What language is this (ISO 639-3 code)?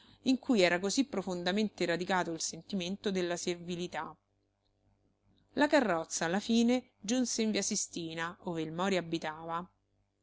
ita